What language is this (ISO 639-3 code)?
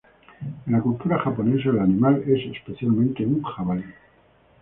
spa